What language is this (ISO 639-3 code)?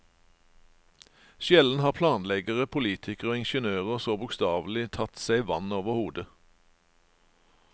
nor